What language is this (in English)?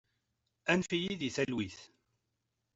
Kabyle